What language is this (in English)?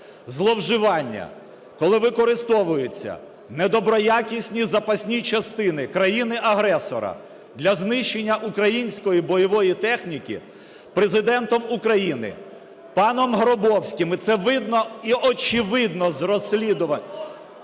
Ukrainian